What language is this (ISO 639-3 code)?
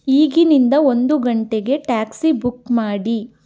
kan